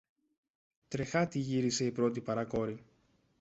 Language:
Greek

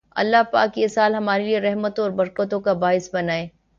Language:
Urdu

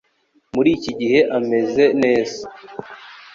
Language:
Kinyarwanda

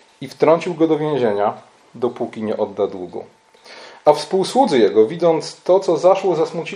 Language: Polish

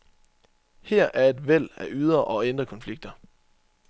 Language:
Danish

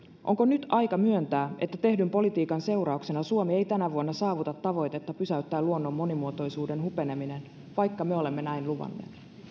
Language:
Finnish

